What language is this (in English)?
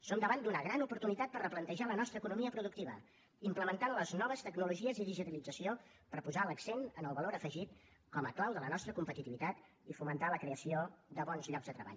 Catalan